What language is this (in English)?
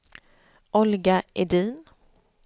Swedish